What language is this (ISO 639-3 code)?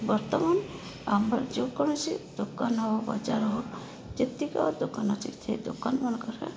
ori